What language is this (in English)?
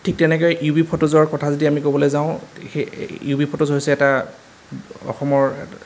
Assamese